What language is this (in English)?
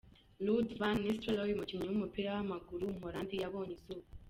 Kinyarwanda